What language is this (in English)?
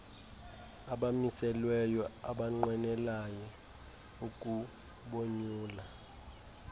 Xhosa